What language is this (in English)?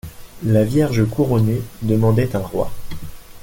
French